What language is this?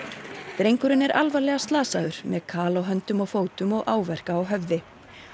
Icelandic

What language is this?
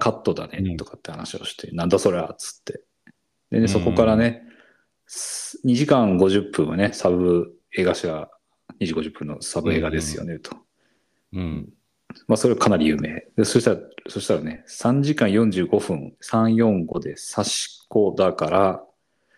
Japanese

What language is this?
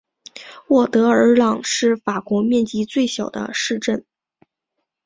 Chinese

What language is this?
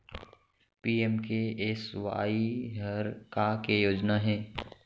Chhattisgarhi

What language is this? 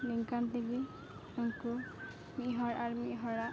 Santali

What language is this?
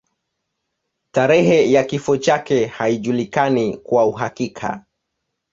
Swahili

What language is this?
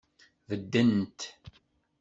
Kabyle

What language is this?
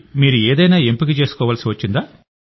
Telugu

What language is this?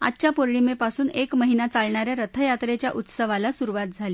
Marathi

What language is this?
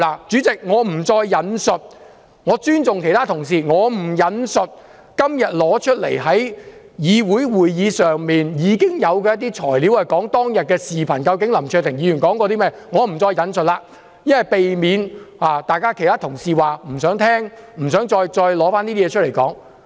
Cantonese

